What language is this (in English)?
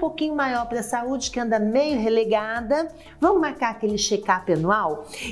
Portuguese